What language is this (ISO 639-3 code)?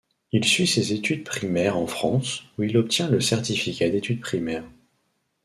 fra